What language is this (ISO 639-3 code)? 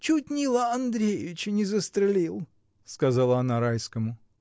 rus